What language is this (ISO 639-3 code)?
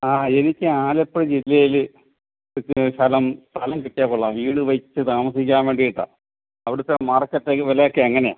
mal